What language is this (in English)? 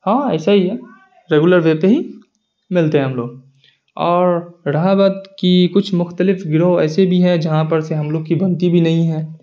Urdu